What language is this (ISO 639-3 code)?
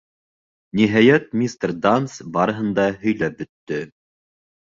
bak